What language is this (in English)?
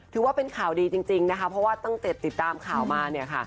Thai